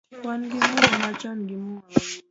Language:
Luo (Kenya and Tanzania)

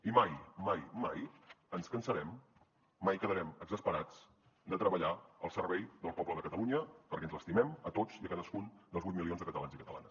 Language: Catalan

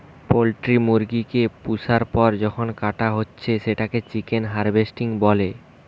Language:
Bangla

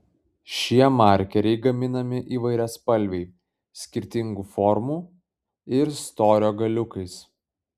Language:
Lithuanian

